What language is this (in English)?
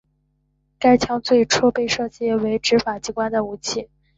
Chinese